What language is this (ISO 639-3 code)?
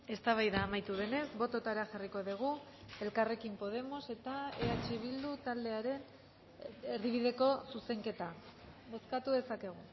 eus